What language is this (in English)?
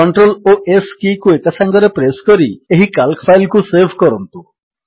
Odia